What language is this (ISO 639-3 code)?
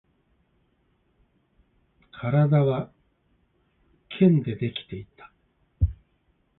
jpn